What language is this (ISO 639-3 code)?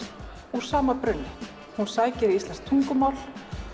isl